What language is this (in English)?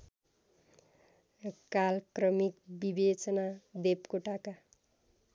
Nepali